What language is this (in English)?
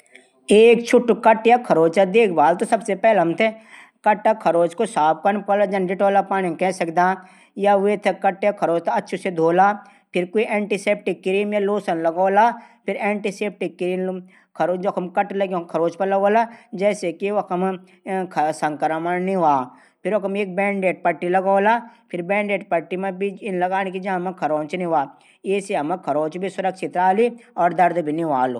Garhwali